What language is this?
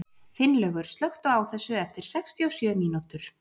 Icelandic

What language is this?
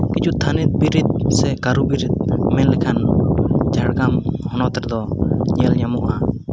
Santali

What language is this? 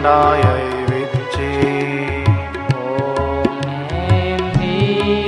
Hindi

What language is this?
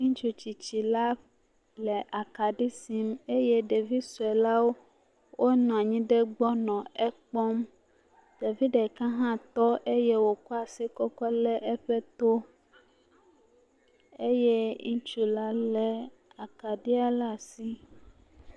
Ewe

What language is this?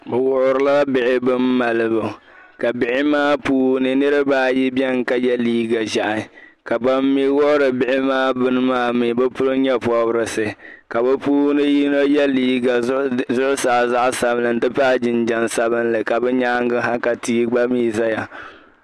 Dagbani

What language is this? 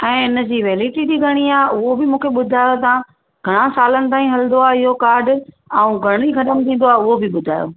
Sindhi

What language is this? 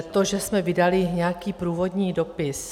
Czech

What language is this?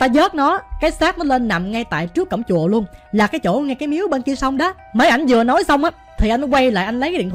Vietnamese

